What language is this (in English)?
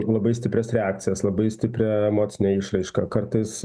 Lithuanian